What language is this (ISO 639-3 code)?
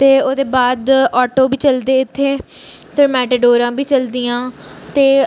doi